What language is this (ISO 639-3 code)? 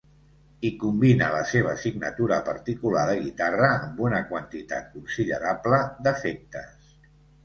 cat